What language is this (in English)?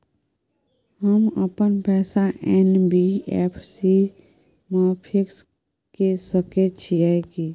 Maithili